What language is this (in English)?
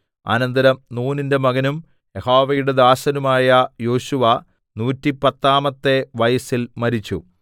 Malayalam